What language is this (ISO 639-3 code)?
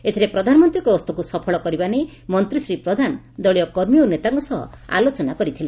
ori